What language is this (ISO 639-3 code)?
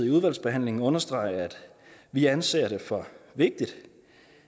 dan